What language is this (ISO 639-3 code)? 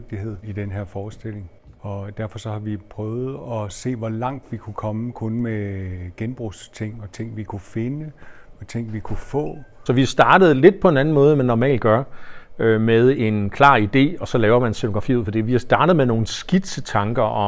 dan